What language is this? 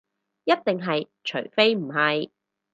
Cantonese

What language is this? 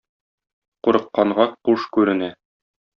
Tatar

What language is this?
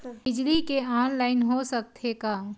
Chhattisgarhi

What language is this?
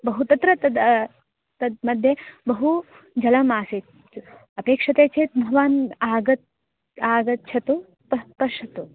Sanskrit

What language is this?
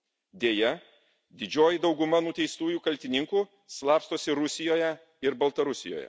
Lithuanian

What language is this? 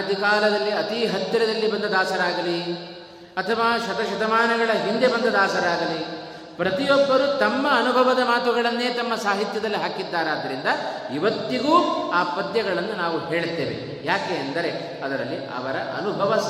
Kannada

